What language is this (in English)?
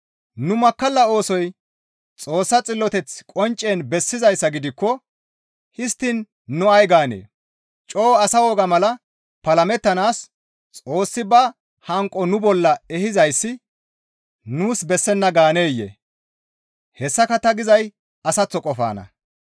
Gamo